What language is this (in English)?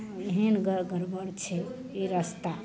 Maithili